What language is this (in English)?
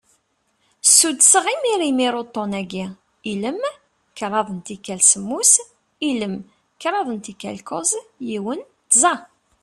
Kabyle